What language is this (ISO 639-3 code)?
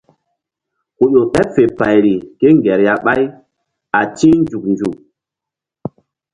mdd